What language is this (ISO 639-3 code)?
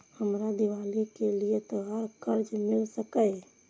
mai